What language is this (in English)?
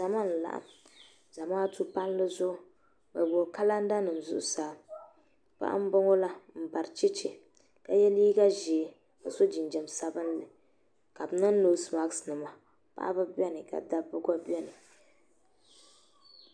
Dagbani